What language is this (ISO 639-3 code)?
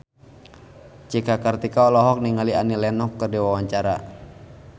sun